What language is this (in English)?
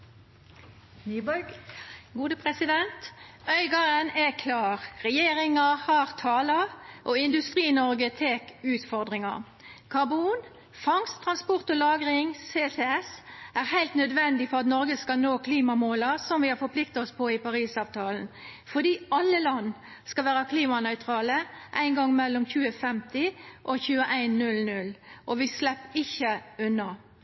Norwegian Nynorsk